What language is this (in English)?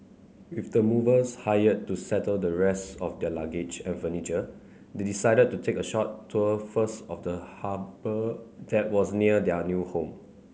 English